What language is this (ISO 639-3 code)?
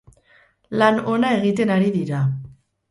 eus